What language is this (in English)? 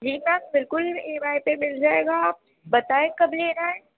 Urdu